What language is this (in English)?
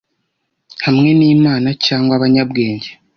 Kinyarwanda